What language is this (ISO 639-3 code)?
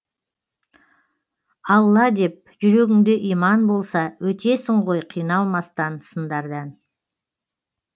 kaz